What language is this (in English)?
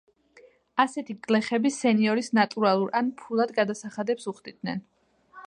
Georgian